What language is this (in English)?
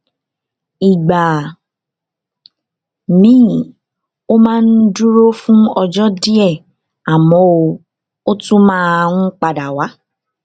Yoruba